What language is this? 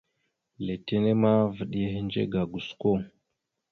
Mada (Cameroon)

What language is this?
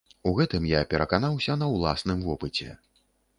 Belarusian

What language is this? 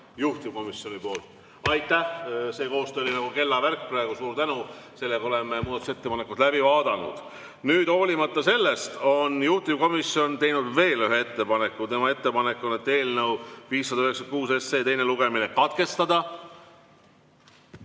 Estonian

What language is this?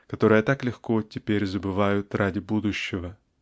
Russian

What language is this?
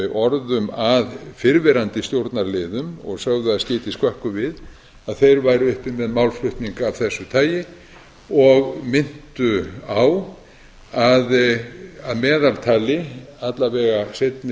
Icelandic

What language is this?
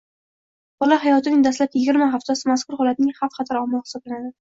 Uzbek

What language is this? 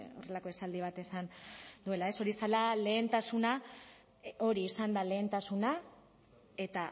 Basque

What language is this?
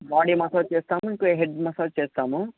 Telugu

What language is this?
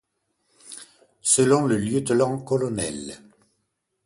French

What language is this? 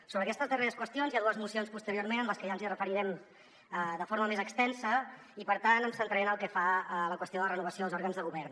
Catalan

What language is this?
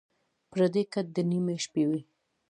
Pashto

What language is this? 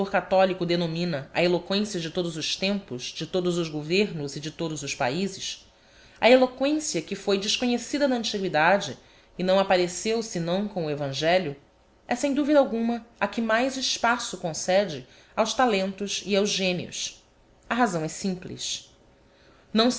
Portuguese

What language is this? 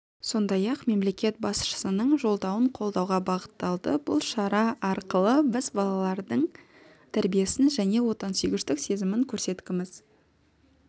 Kazakh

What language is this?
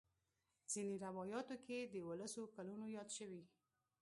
Pashto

